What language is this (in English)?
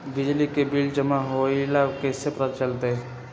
Magahi